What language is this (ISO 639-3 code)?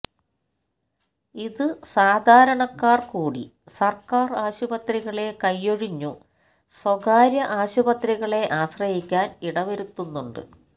mal